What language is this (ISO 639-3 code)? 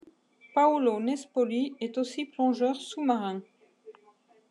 fra